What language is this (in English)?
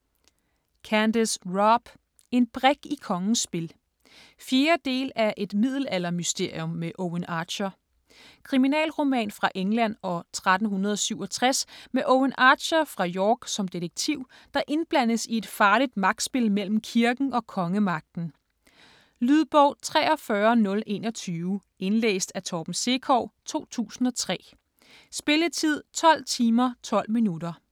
Danish